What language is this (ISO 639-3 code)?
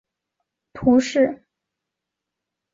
zho